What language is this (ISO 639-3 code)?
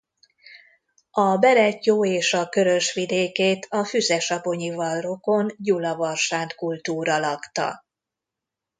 hun